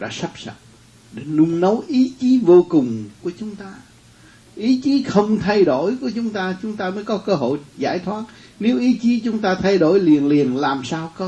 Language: Vietnamese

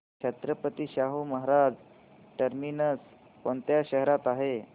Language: Marathi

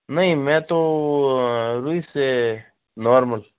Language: Hindi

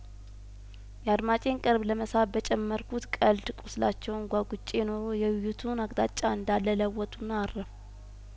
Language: Amharic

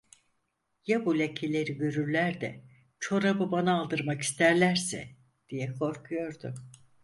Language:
Turkish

